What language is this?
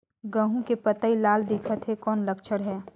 Chhattisgarhi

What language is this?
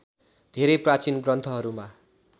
Nepali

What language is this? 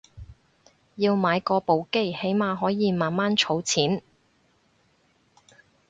Cantonese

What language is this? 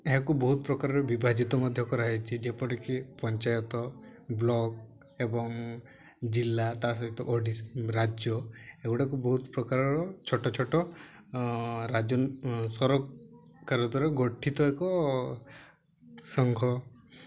Odia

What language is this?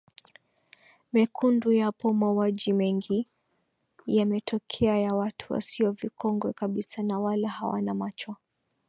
Swahili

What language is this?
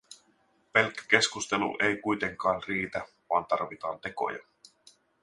Finnish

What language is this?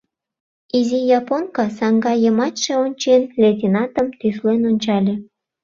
Mari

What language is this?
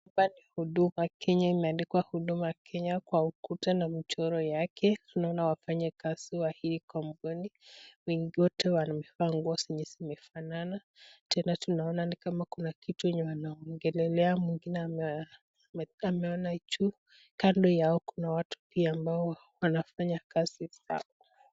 Swahili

